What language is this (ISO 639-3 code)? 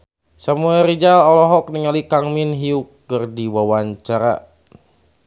sun